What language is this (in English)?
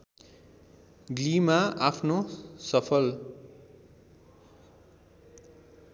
Nepali